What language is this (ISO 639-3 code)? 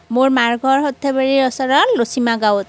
asm